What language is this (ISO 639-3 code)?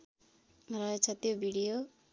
nep